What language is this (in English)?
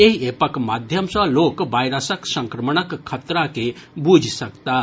Maithili